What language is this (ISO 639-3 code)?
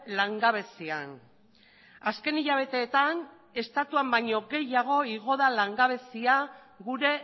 eus